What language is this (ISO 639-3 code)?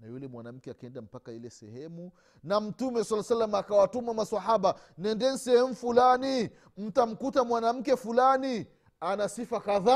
swa